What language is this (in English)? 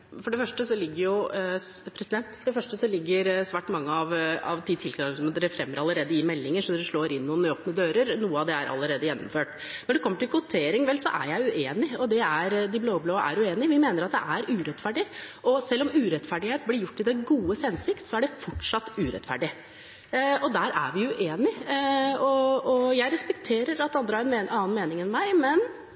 Norwegian Bokmål